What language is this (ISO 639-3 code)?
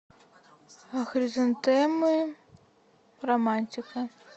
rus